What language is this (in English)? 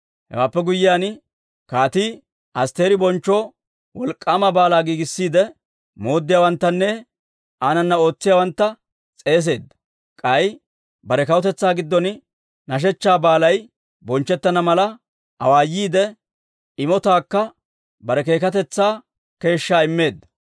Dawro